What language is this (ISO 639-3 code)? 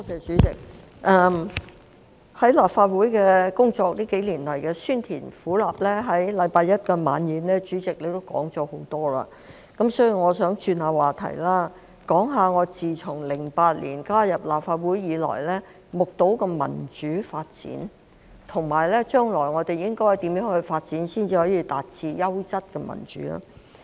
yue